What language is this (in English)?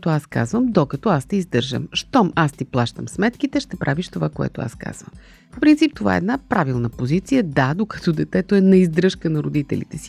Bulgarian